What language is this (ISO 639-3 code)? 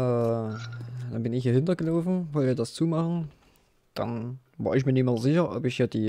deu